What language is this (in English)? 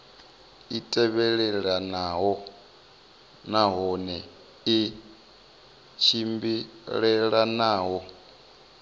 Venda